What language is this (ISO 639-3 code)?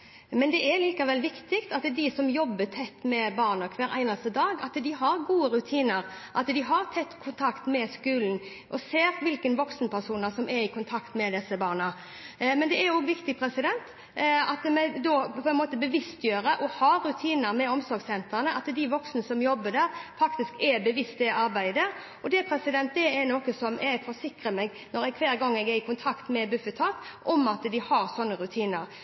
nob